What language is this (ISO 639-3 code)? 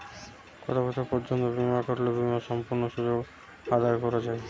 ben